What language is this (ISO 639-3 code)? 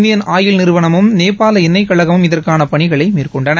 tam